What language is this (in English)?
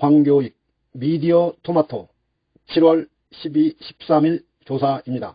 Korean